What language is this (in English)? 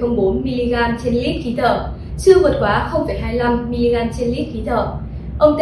Vietnamese